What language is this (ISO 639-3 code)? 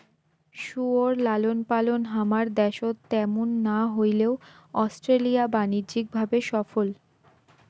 ben